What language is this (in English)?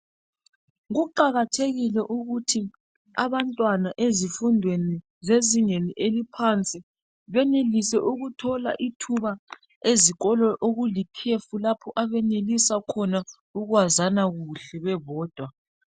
North Ndebele